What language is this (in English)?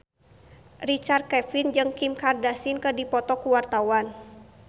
Sundanese